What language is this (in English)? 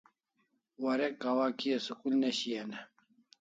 Kalasha